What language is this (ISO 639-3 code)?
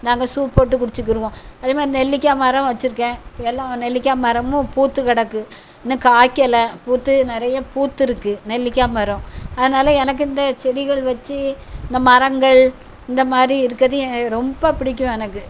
tam